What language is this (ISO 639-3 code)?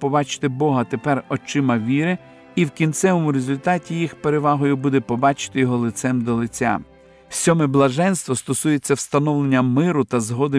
ukr